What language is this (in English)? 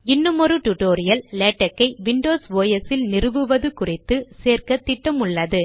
Tamil